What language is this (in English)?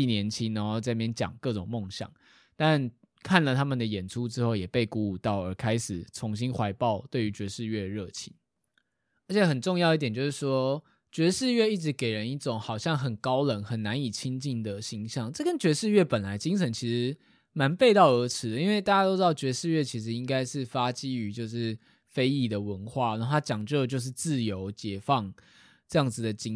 Chinese